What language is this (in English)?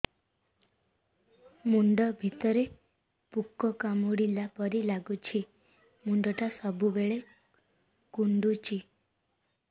Odia